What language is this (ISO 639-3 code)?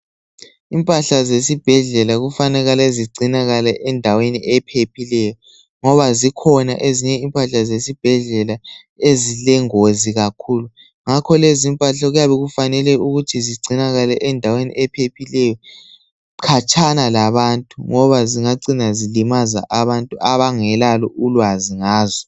nde